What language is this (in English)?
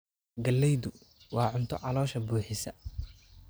Somali